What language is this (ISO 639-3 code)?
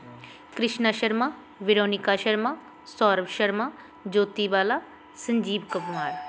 pan